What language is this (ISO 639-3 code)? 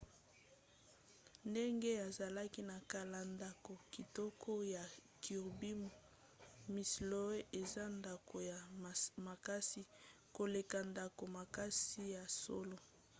lin